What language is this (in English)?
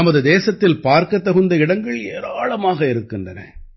Tamil